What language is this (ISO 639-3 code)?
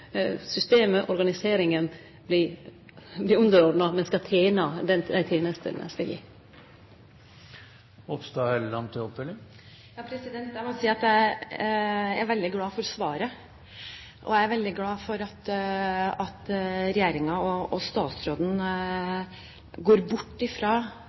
nor